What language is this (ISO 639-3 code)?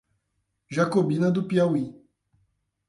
por